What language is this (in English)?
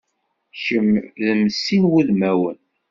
Kabyle